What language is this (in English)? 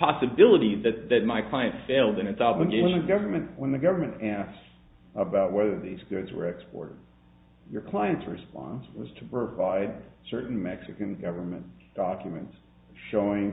English